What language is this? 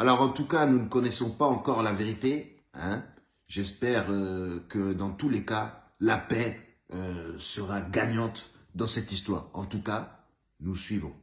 French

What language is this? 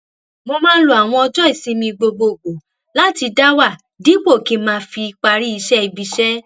Yoruba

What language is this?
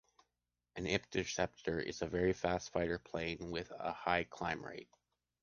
English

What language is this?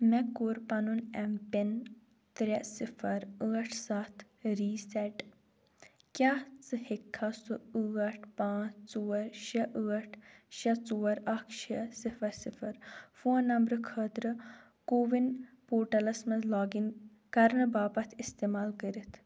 Kashmiri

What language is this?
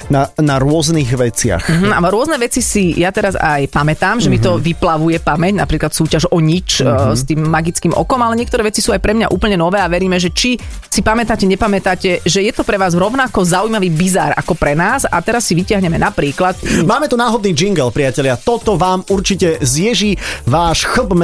Slovak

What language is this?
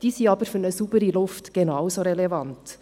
Swiss German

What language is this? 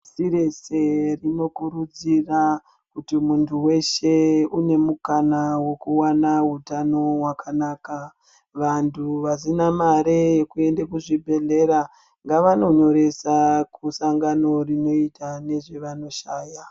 Ndau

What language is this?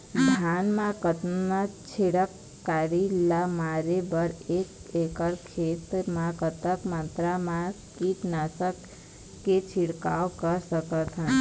Chhattisgarhi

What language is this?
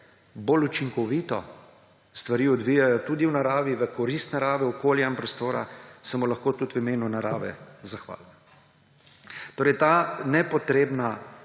Slovenian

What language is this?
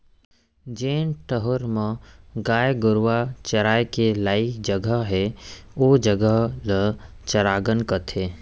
Chhattisgarhi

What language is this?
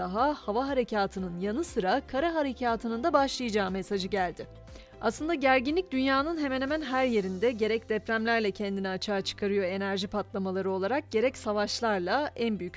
Turkish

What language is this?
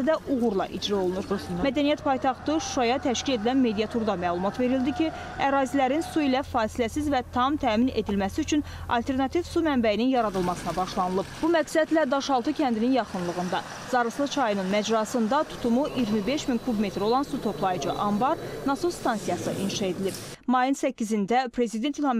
Turkish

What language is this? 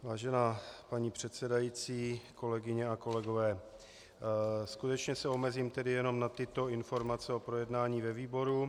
Czech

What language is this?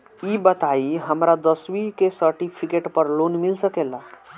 Bhojpuri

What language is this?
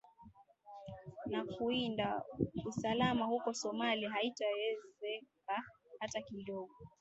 Swahili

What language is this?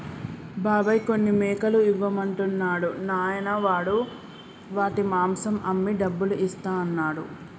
Telugu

